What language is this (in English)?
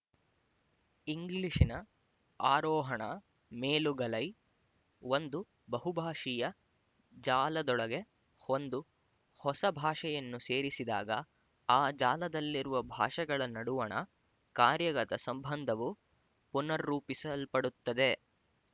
Kannada